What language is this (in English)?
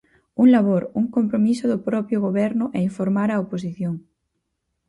Galician